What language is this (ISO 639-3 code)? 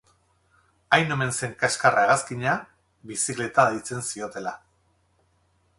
eus